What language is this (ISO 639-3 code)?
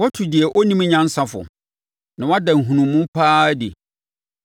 aka